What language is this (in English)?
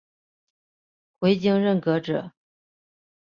Chinese